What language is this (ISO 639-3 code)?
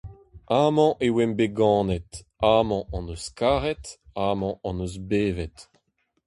bre